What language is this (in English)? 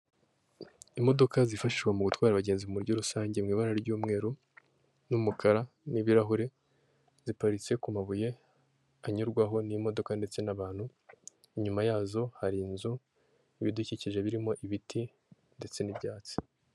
Kinyarwanda